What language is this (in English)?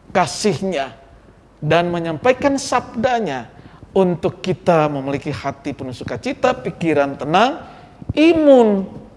Indonesian